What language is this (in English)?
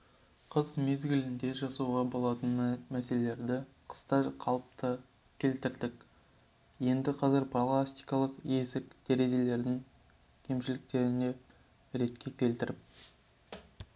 Kazakh